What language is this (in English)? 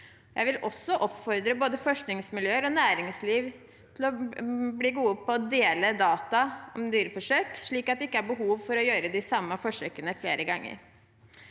Norwegian